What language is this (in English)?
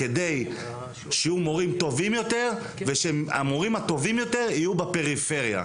Hebrew